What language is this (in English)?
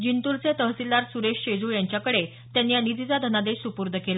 Marathi